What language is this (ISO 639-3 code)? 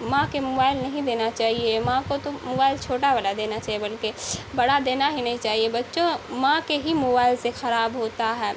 urd